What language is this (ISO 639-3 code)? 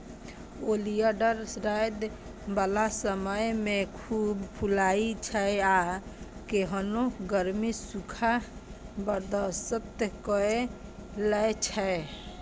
mai